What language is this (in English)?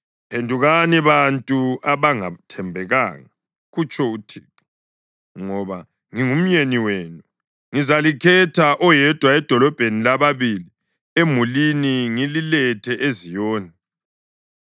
North Ndebele